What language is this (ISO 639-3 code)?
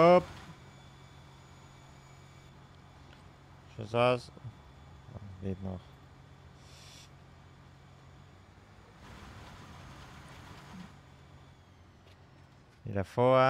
deu